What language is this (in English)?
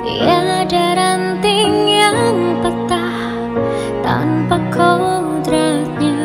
Indonesian